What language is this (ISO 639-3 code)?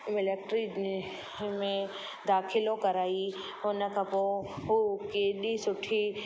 snd